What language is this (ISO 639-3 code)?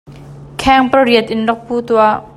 cnh